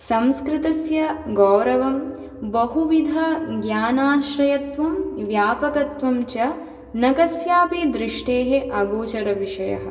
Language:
Sanskrit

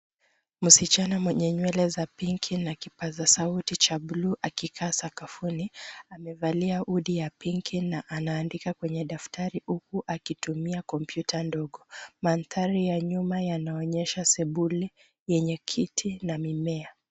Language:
Swahili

